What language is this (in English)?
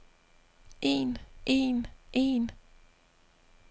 Danish